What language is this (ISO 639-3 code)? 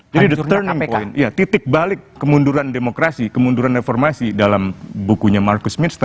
ind